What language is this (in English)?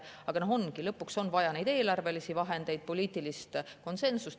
Estonian